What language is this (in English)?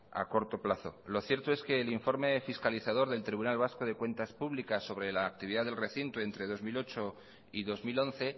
Spanish